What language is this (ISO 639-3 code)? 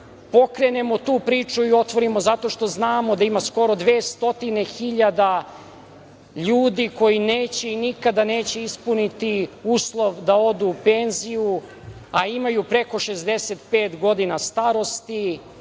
srp